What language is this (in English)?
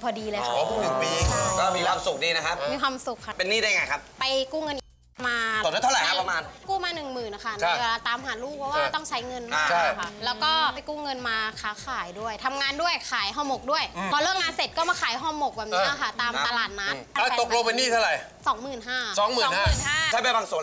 Thai